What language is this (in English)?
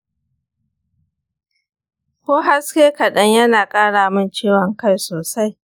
Hausa